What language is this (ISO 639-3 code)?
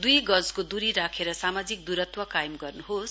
nep